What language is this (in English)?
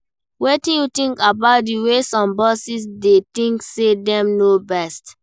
Nigerian Pidgin